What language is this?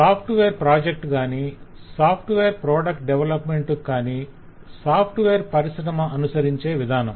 Telugu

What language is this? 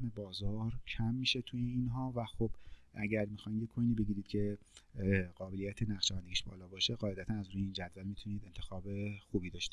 Persian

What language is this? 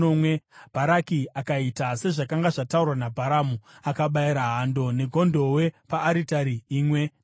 Shona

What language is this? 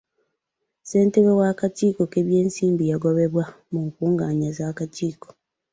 Ganda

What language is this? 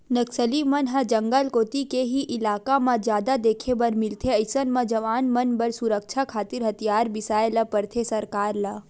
Chhattisgarhi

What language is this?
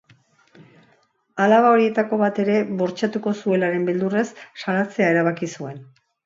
Basque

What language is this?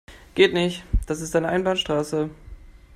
German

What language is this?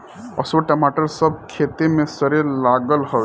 Bhojpuri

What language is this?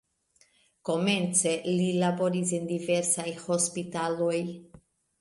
Esperanto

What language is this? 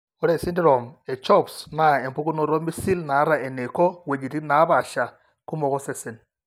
Masai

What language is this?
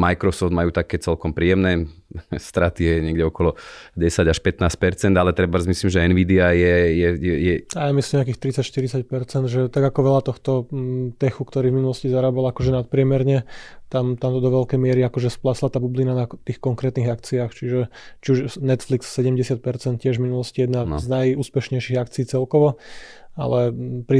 Slovak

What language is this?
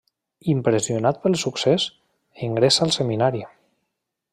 Catalan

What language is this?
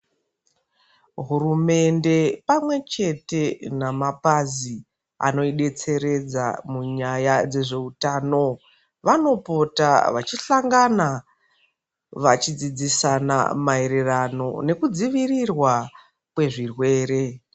Ndau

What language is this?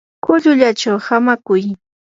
Yanahuanca Pasco Quechua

